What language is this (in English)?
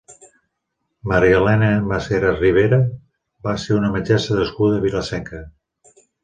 Catalan